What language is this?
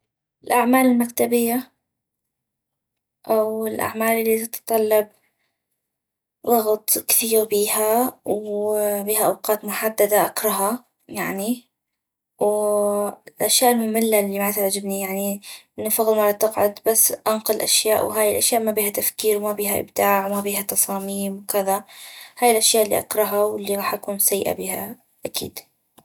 North Mesopotamian Arabic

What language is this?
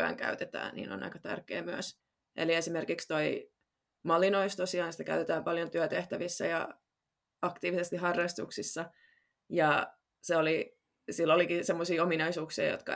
Finnish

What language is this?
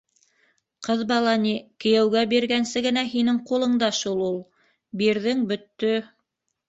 Bashkir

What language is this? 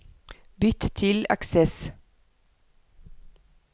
Norwegian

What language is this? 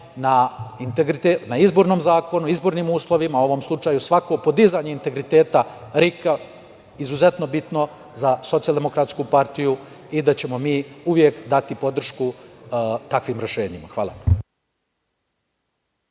Serbian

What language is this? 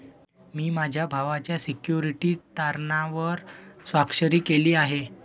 Marathi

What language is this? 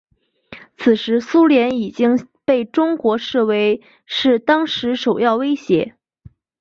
Chinese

